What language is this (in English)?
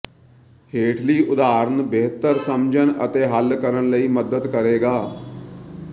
Punjabi